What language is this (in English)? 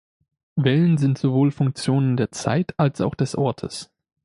German